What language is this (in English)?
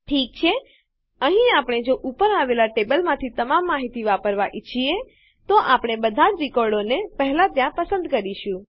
Gujarati